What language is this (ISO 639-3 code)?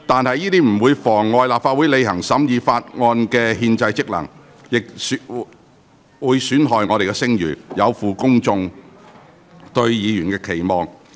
yue